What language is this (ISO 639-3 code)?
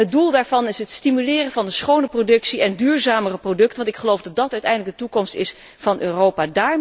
nld